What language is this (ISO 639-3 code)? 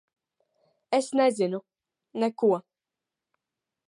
lav